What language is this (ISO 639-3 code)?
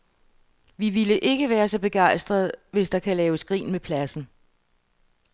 dan